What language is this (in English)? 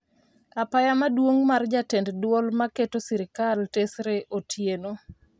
Luo (Kenya and Tanzania)